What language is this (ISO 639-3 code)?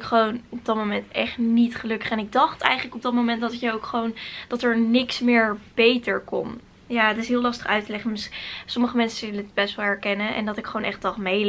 nld